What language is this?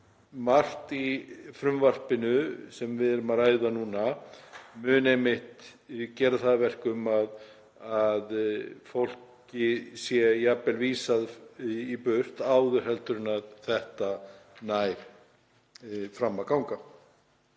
Icelandic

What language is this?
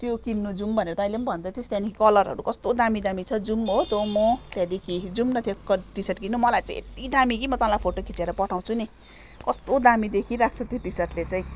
Nepali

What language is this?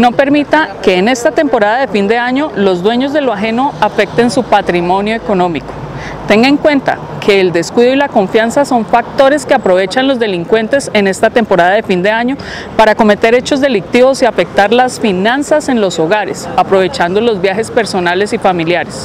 Spanish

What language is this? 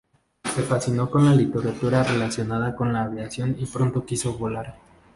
Spanish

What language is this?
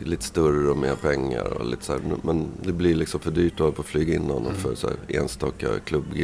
Swedish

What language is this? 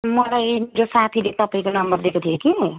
Nepali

